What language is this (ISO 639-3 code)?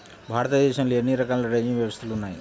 tel